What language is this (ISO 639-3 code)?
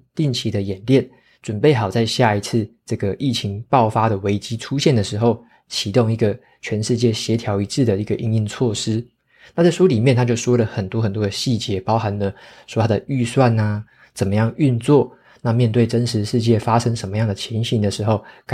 zho